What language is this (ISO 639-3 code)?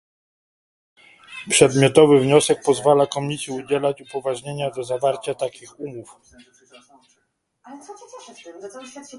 pol